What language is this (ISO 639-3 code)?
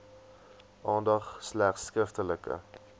afr